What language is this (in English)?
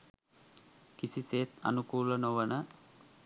Sinhala